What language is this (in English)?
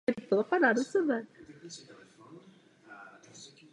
Czech